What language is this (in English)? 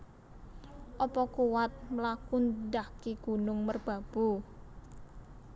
Javanese